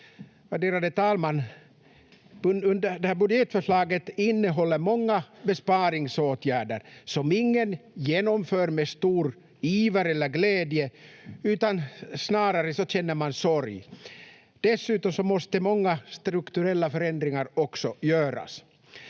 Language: Finnish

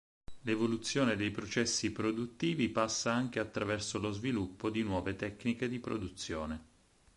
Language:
Italian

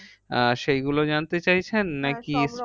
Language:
Bangla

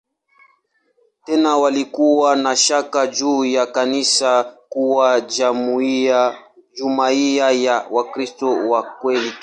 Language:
Swahili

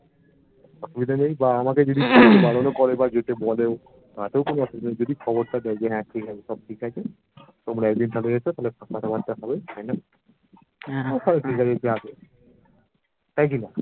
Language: Bangla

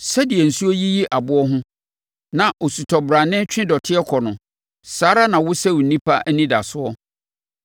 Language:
Akan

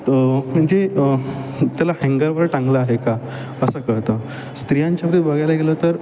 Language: Marathi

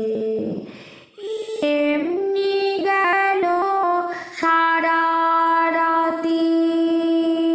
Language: Hindi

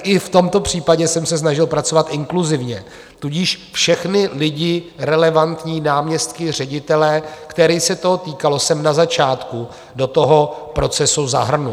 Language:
Czech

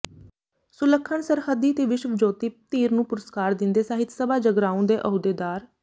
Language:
Punjabi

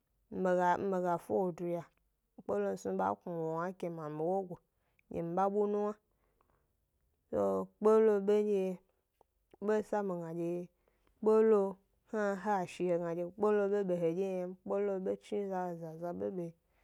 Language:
Gbari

